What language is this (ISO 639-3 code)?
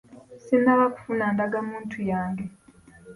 lug